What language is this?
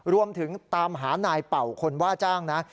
Thai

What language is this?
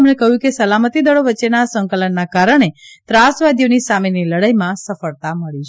Gujarati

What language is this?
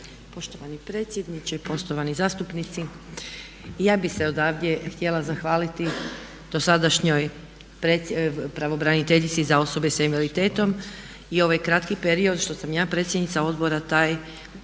Croatian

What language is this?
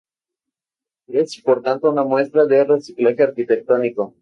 Spanish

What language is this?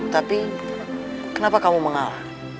Indonesian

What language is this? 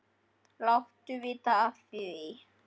Icelandic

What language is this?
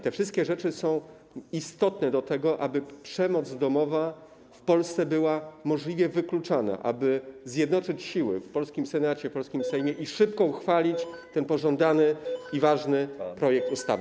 Polish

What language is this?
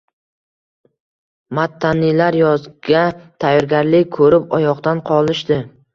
Uzbek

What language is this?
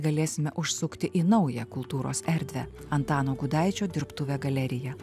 Lithuanian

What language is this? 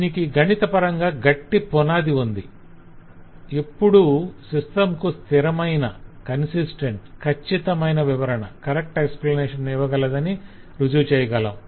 Telugu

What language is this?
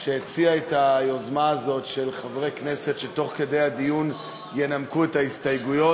Hebrew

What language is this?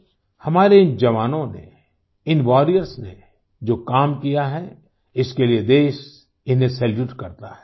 Hindi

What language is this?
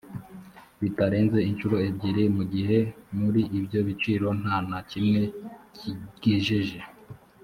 Kinyarwanda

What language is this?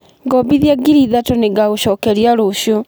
Kikuyu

